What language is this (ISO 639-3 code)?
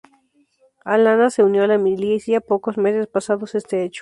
spa